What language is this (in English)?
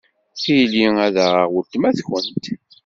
Kabyle